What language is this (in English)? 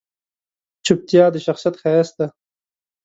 Pashto